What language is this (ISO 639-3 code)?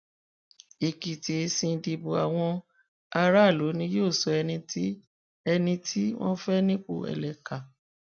yor